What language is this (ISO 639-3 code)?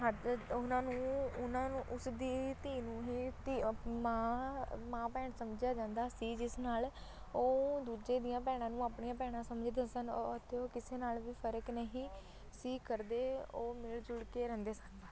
pan